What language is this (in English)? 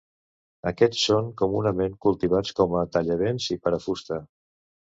Catalan